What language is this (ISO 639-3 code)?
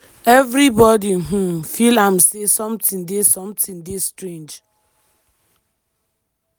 pcm